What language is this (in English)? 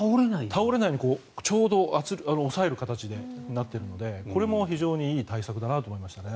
Japanese